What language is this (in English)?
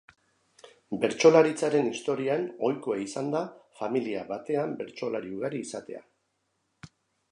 Basque